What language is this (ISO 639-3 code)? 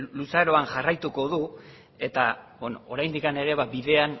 eus